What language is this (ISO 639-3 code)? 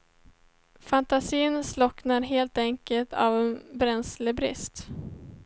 swe